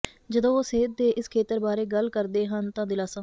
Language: Punjabi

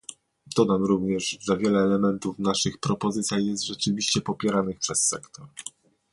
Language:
Polish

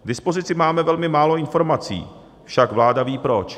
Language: Czech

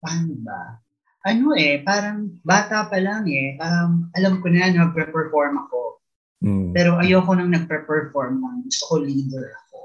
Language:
Filipino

